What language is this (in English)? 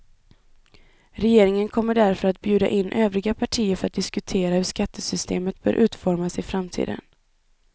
Swedish